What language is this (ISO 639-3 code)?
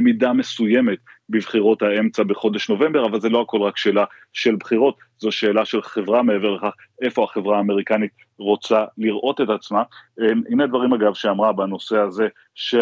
heb